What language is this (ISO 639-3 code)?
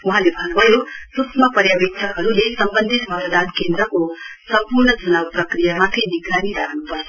nep